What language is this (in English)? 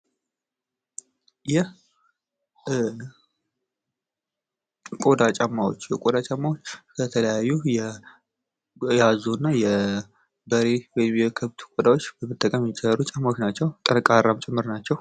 Amharic